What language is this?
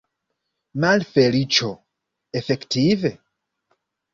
Esperanto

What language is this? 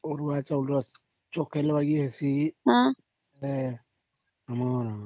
Odia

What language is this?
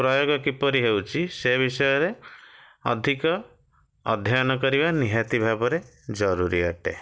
Odia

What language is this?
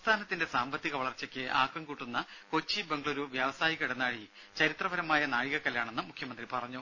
Malayalam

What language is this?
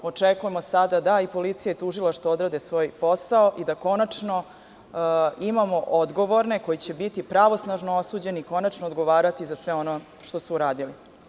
Serbian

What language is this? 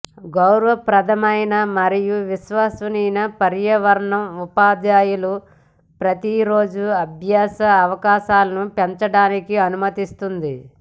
Telugu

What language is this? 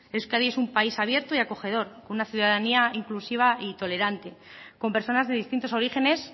Spanish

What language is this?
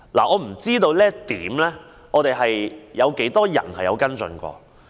Cantonese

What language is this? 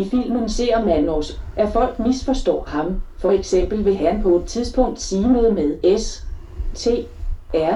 Danish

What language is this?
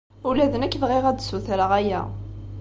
Kabyle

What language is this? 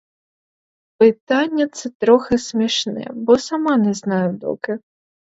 Ukrainian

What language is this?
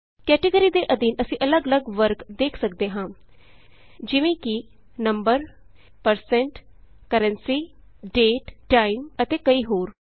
Punjabi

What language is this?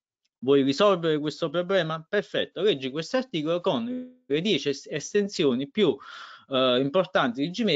Italian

